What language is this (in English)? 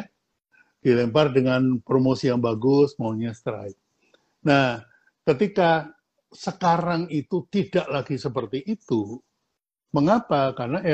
Indonesian